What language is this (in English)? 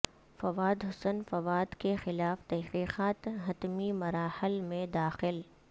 Urdu